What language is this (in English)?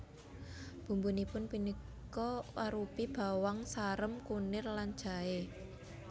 Javanese